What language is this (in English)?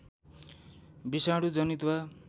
Nepali